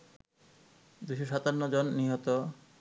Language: Bangla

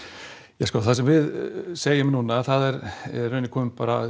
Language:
Icelandic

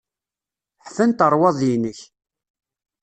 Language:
Kabyle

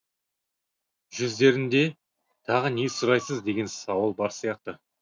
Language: Kazakh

